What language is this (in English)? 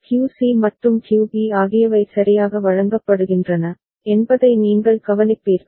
Tamil